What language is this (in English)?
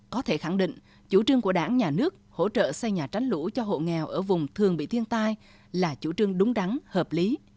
Vietnamese